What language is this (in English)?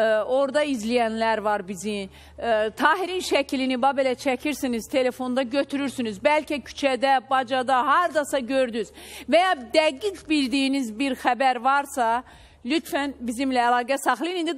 Turkish